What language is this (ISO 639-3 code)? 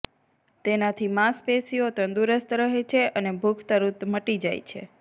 guj